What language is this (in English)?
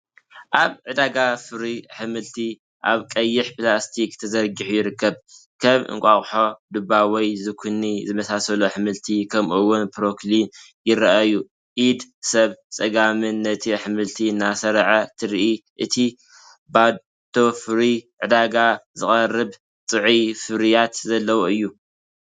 Tigrinya